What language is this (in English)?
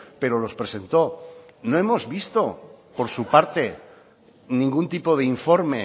Spanish